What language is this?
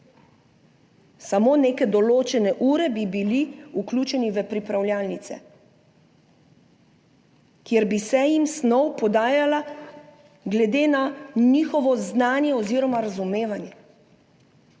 Slovenian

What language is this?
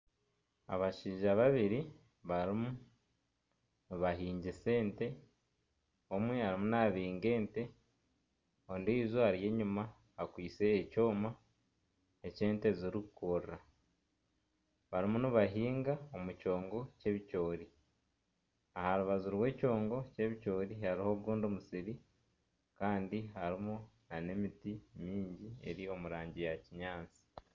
Nyankole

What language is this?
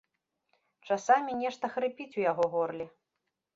Belarusian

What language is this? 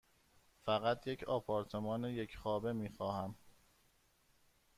Persian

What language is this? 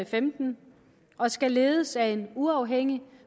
Danish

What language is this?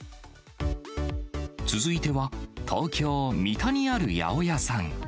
Japanese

